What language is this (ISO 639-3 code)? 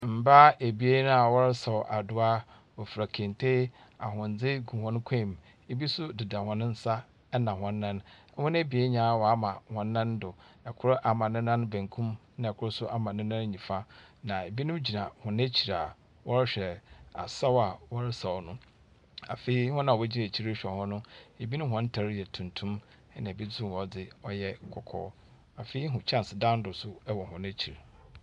aka